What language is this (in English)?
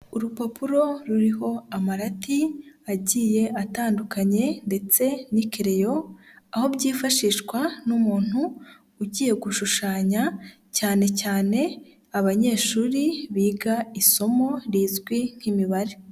Kinyarwanda